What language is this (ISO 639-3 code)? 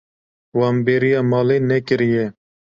kur